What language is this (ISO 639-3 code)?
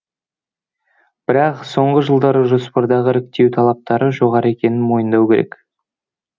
kaz